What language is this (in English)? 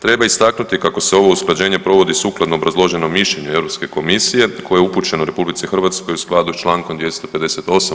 Croatian